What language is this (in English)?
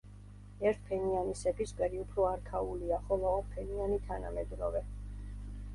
Georgian